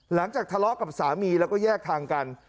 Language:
Thai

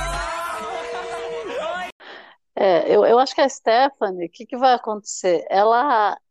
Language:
Portuguese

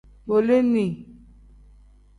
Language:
Tem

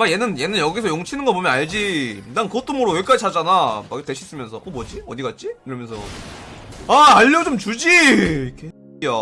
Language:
Korean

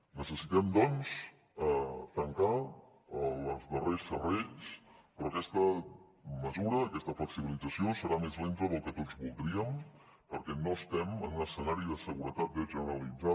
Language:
Catalan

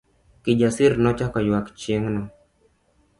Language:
Luo (Kenya and Tanzania)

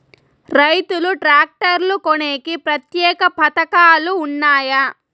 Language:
Telugu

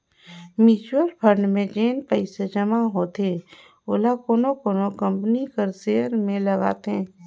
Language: Chhattisgarhi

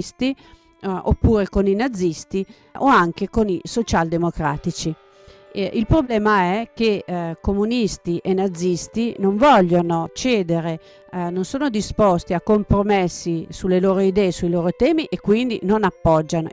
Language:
Italian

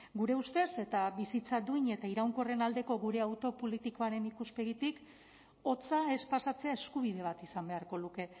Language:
Basque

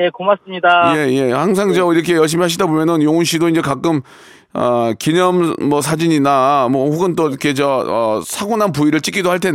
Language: Korean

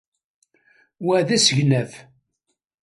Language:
Kabyle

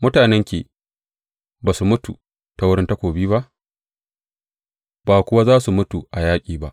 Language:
Hausa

